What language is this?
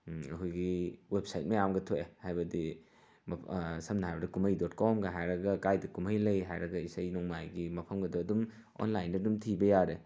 Manipuri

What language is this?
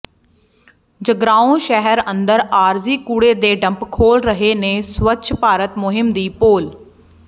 Punjabi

